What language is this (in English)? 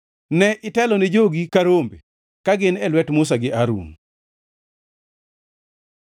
Luo (Kenya and Tanzania)